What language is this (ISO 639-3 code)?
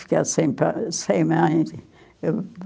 por